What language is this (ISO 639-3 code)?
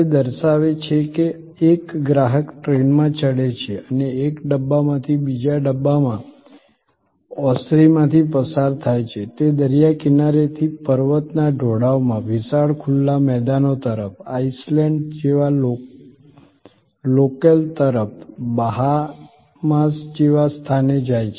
guj